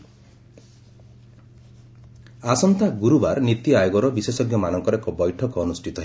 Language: Odia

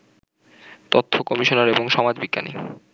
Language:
Bangla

